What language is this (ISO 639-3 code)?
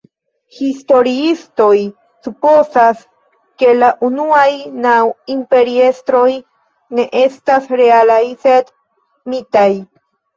epo